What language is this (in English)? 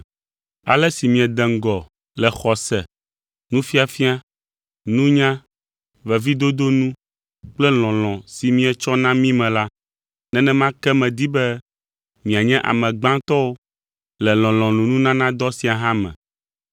Ewe